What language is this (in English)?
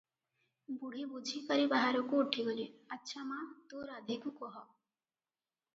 Odia